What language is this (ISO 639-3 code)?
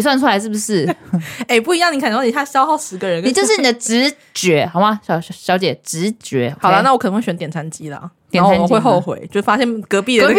zho